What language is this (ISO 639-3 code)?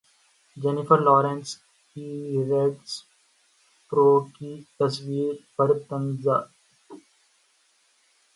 urd